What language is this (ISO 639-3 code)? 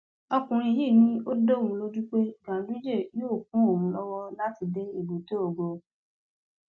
yor